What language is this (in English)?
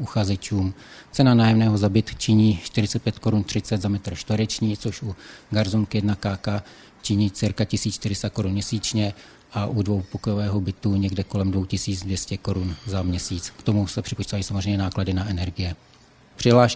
Czech